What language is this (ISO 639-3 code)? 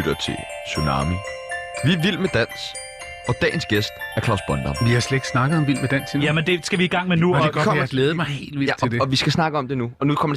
dan